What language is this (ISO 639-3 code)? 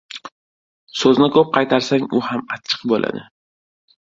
uzb